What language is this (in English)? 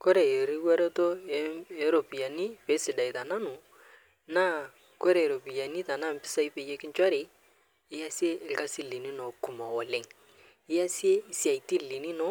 Masai